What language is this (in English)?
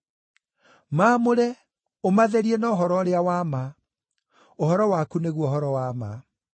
Kikuyu